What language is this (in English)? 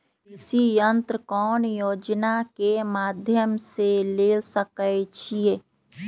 Magahi